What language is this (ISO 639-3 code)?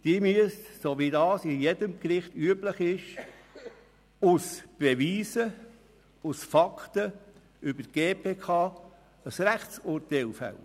gsw